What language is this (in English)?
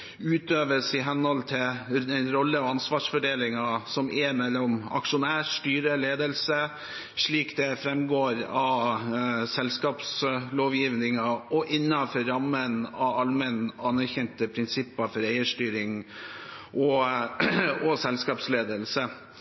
Norwegian Bokmål